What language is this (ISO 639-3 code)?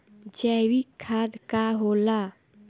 bho